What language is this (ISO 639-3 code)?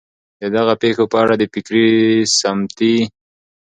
pus